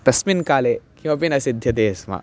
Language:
Sanskrit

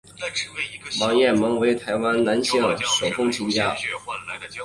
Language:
Chinese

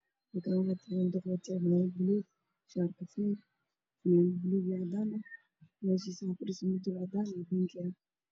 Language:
Somali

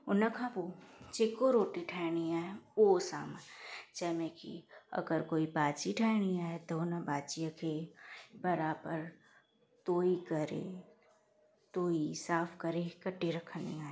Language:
Sindhi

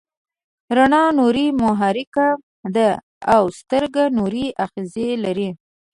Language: Pashto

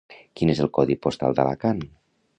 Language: Catalan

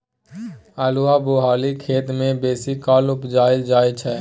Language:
Maithili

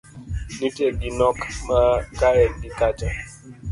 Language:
Luo (Kenya and Tanzania)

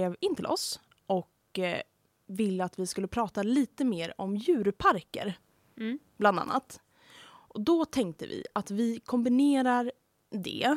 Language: Swedish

